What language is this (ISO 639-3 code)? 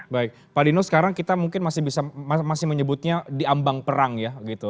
ind